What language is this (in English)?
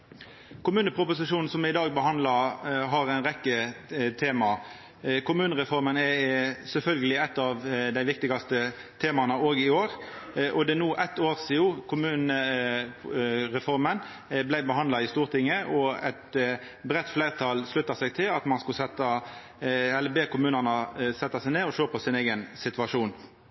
Norwegian Nynorsk